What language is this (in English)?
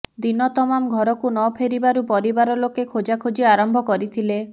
Odia